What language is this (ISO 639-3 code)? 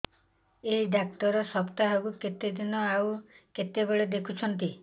ori